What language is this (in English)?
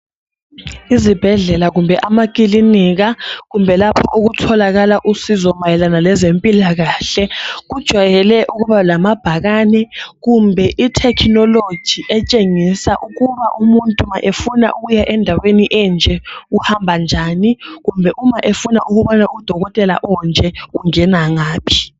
North Ndebele